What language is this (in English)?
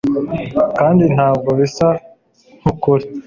Kinyarwanda